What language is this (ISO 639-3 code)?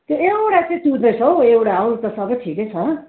nep